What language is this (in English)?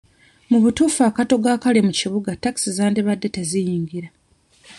Ganda